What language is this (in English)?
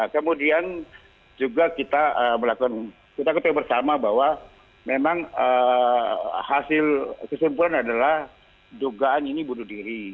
Indonesian